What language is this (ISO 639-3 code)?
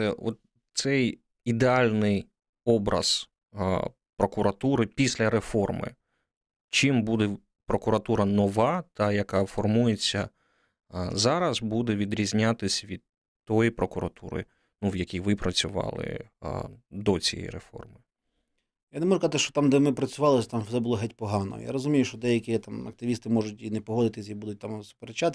ukr